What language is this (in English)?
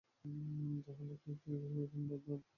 Bangla